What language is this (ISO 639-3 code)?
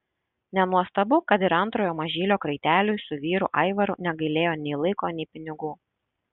lit